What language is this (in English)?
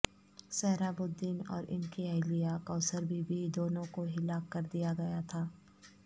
Urdu